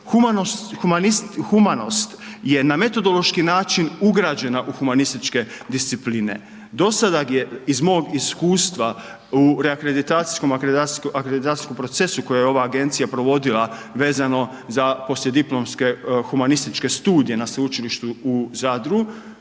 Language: Croatian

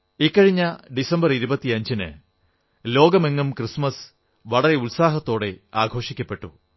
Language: Malayalam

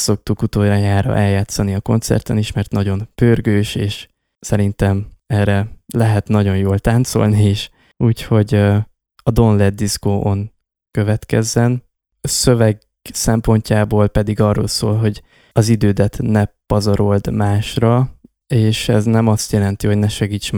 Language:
Hungarian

